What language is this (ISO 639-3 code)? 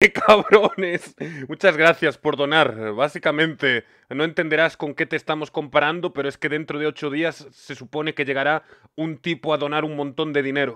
spa